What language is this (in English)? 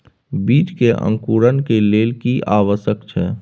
Maithili